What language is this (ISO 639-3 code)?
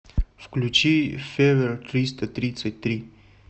rus